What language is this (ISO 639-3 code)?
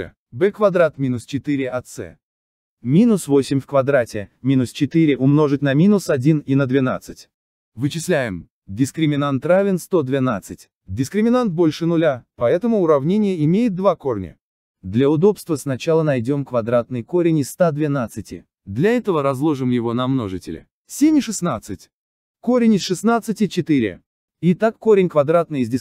rus